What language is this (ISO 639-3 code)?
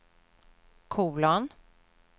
swe